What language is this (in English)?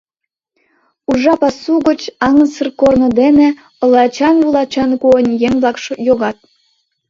Mari